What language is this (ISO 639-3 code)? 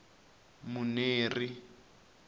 tso